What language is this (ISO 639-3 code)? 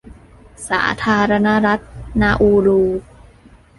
tha